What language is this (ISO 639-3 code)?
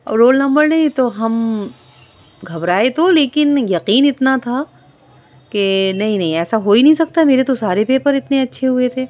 urd